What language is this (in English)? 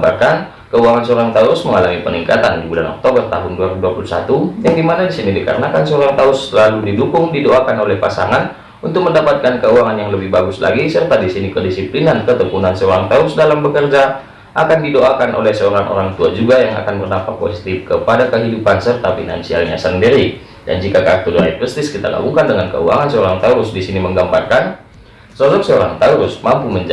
Indonesian